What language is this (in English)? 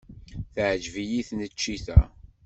Kabyle